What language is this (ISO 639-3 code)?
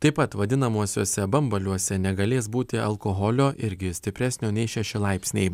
lit